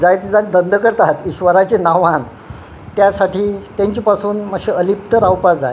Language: Konkani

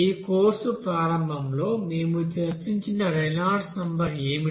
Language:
Telugu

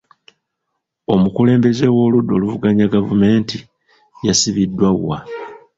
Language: Ganda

